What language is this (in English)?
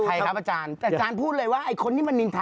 Thai